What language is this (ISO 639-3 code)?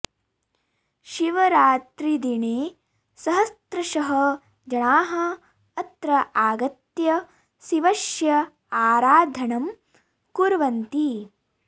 san